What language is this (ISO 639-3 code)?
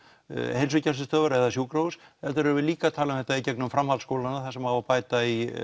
isl